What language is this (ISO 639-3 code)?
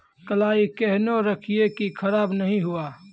mai